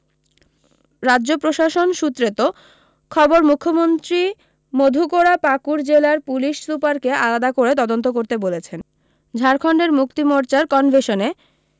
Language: Bangla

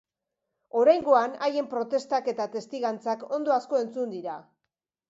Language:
Basque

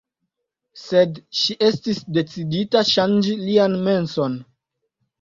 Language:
Esperanto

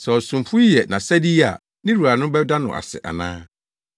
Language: Akan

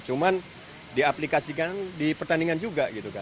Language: Indonesian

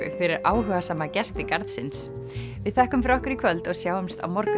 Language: Icelandic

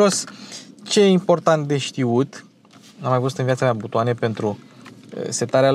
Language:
Romanian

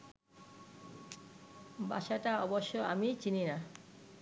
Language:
Bangla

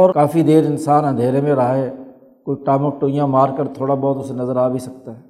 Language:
Urdu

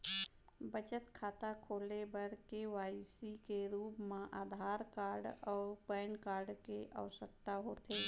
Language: Chhattisgarhi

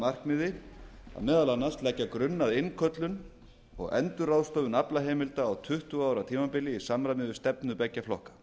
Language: Icelandic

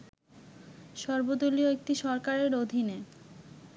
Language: Bangla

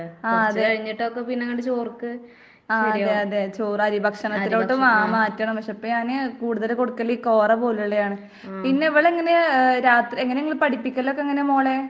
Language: Malayalam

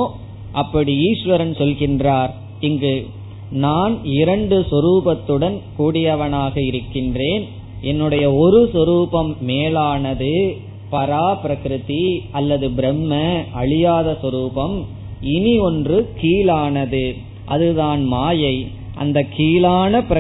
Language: Tamil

